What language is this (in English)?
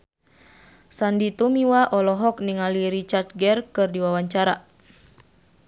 Sundanese